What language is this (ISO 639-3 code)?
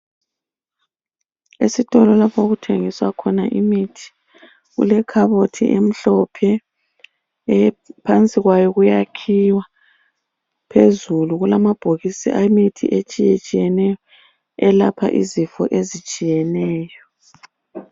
nde